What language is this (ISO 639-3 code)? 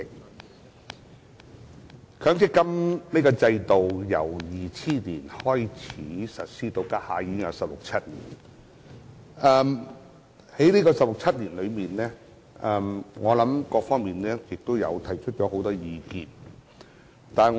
yue